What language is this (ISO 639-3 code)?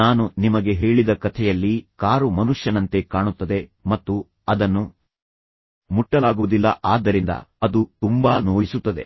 kan